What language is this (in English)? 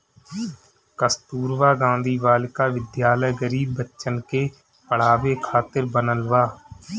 Bhojpuri